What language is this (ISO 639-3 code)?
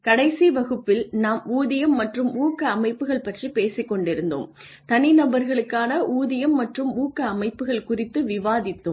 tam